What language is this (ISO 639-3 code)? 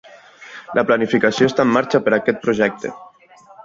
cat